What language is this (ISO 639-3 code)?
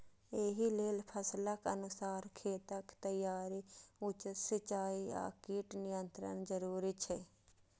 mai